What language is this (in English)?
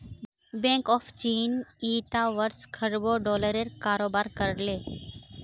Magahi